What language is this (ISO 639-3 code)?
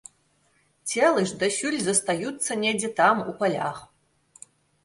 bel